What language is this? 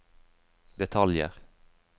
Norwegian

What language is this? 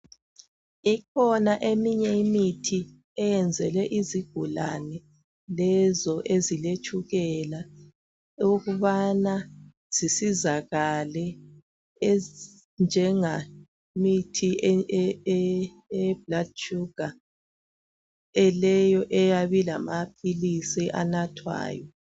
North Ndebele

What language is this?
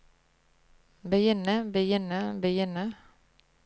Norwegian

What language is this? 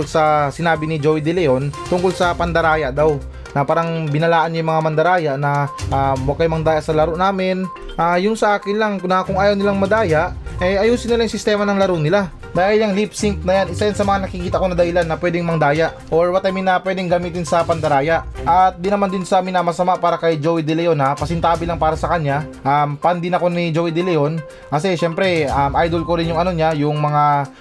Filipino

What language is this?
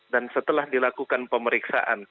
Indonesian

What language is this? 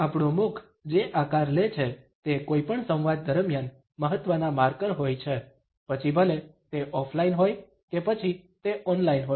Gujarati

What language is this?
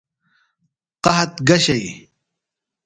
Phalura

